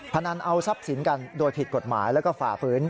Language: Thai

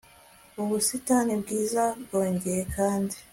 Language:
Kinyarwanda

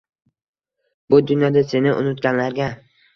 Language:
Uzbek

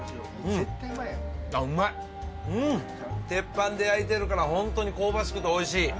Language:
Japanese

